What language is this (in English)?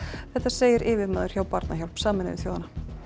Icelandic